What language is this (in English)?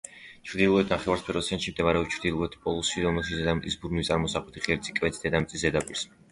Georgian